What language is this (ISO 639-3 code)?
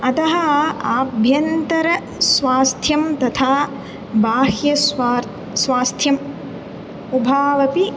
san